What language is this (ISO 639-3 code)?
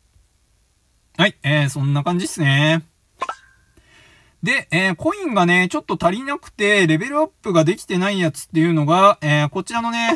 jpn